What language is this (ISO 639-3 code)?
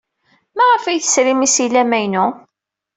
kab